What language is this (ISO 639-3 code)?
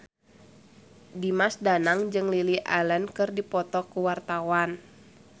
sun